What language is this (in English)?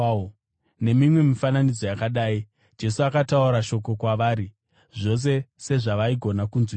Shona